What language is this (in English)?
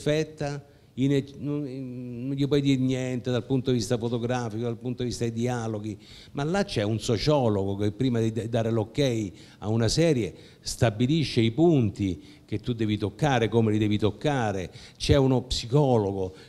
Italian